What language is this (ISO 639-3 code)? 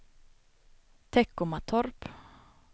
swe